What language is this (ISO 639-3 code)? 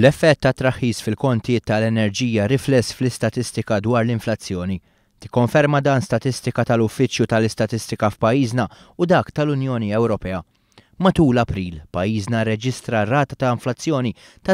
ara